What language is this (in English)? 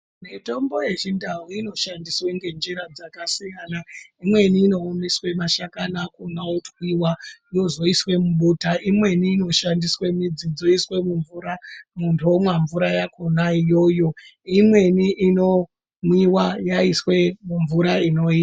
Ndau